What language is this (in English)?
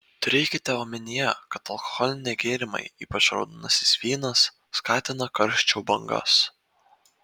Lithuanian